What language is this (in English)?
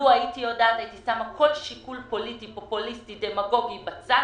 Hebrew